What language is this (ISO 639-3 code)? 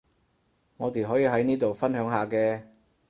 yue